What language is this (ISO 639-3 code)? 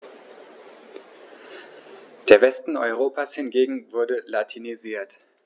deu